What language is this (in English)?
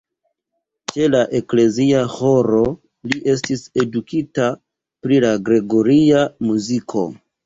Esperanto